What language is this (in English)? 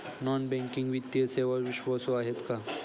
Marathi